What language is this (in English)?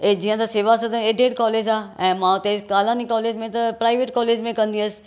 Sindhi